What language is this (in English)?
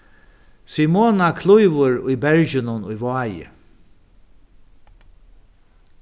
Faroese